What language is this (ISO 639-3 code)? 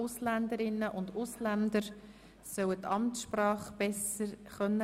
gsw